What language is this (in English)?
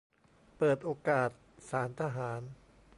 Thai